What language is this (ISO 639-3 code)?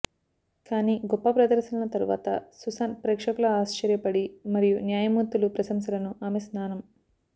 tel